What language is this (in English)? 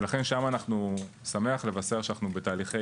Hebrew